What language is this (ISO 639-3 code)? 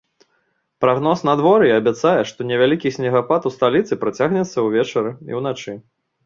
bel